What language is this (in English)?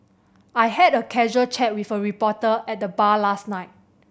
English